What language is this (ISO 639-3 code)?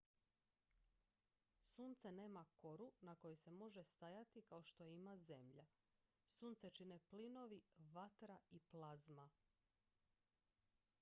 hrv